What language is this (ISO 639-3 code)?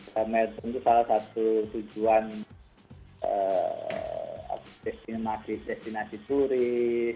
ind